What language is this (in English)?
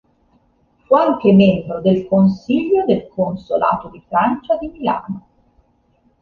Italian